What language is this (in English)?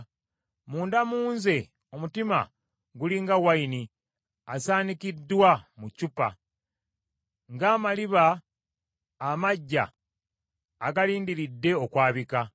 Ganda